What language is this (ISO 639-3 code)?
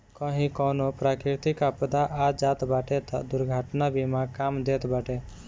bho